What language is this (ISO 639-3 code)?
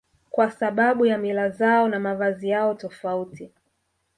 swa